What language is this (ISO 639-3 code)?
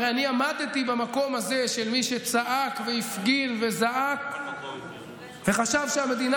heb